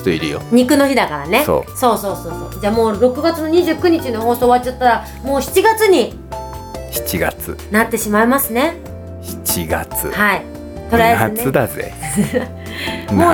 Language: Japanese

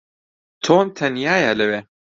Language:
Central Kurdish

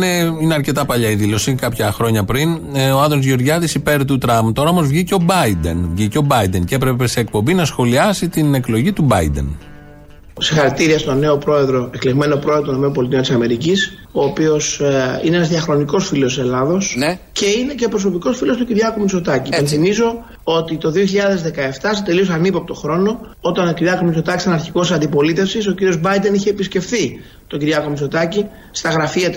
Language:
Greek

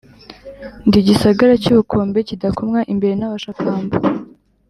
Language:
Kinyarwanda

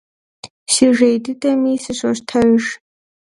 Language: Kabardian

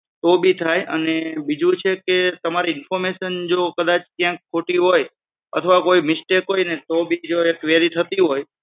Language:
Gujarati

